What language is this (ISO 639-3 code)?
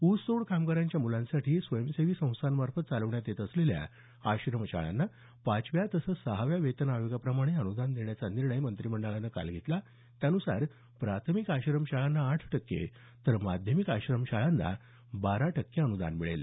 mar